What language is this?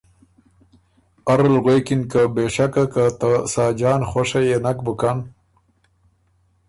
Ormuri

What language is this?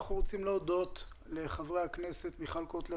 Hebrew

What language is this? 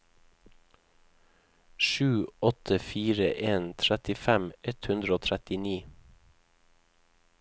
Norwegian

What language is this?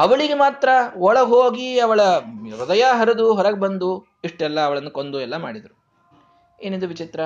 Kannada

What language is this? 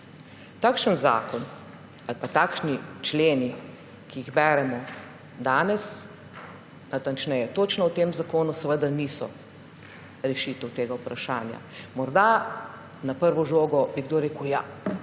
Slovenian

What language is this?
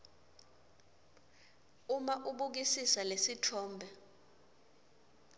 Swati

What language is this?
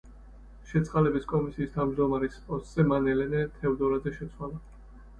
Georgian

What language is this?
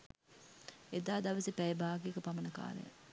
Sinhala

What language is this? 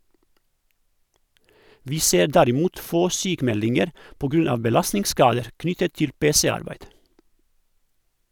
Norwegian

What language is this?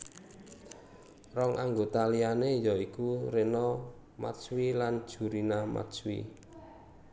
Javanese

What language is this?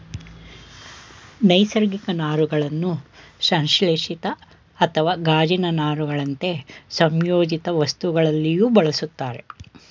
Kannada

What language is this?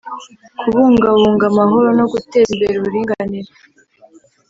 Kinyarwanda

